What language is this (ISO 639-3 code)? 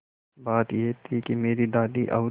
hin